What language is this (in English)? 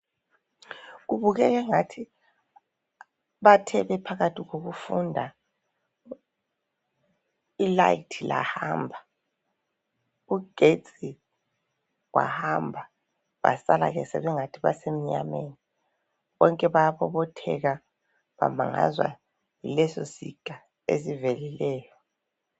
North Ndebele